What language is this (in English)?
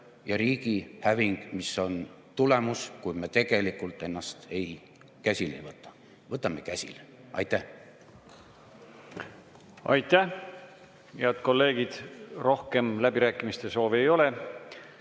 Estonian